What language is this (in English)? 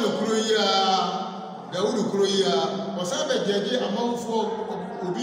Turkish